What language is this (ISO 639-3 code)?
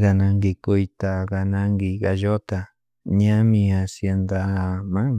qug